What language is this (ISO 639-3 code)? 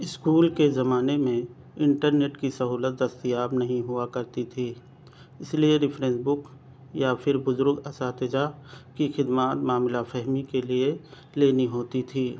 urd